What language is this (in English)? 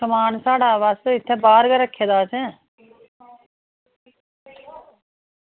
Dogri